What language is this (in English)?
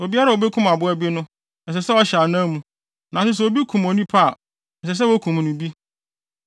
Akan